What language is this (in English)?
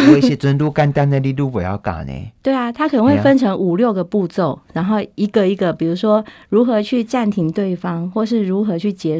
Chinese